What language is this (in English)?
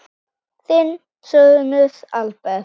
Icelandic